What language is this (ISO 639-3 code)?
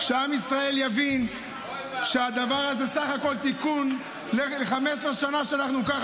heb